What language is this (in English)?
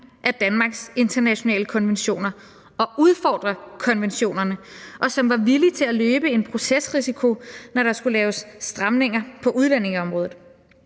Danish